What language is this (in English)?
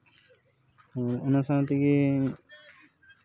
Santali